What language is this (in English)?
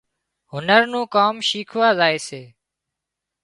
Wadiyara Koli